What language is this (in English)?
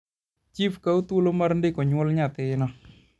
Luo (Kenya and Tanzania)